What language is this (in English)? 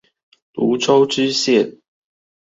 Chinese